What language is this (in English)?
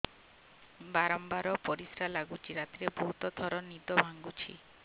Odia